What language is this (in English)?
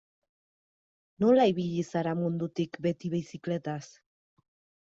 Basque